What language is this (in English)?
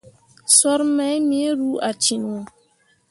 Mundang